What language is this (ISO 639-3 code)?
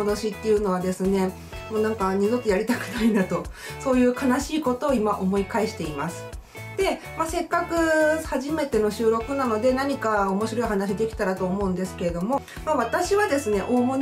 jpn